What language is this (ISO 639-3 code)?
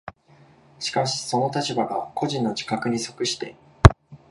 jpn